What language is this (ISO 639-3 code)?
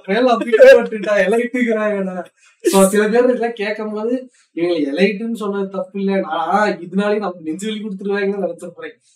tam